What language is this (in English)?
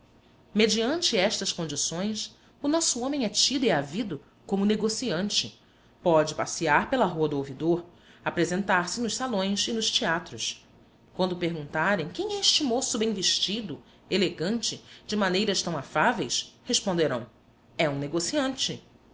Portuguese